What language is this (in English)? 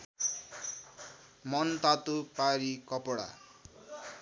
Nepali